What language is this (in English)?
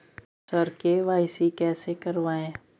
Maithili